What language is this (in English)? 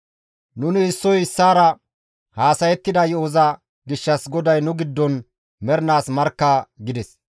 Gamo